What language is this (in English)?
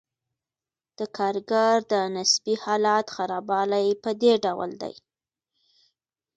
Pashto